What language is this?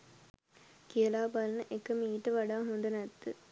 Sinhala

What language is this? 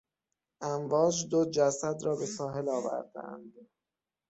Persian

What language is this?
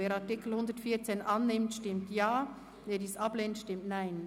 Swiss German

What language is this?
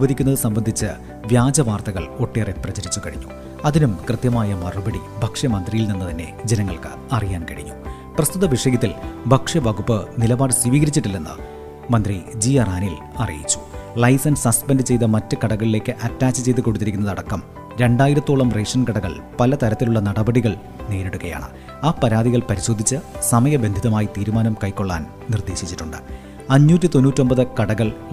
Malayalam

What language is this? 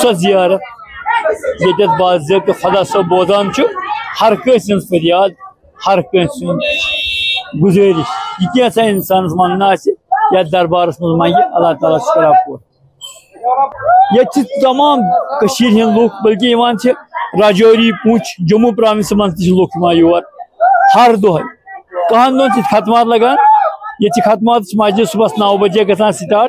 Turkish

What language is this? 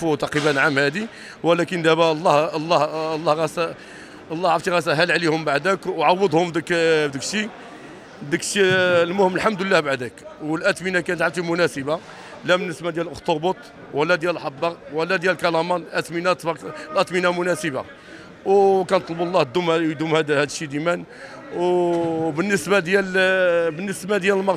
Arabic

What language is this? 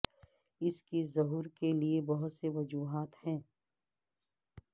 Urdu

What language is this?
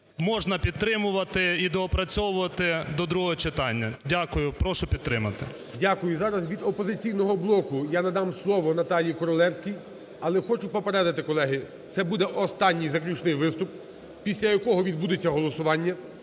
Ukrainian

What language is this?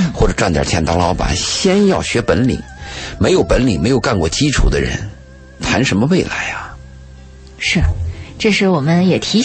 Chinese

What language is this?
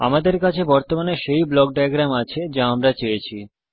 Bangla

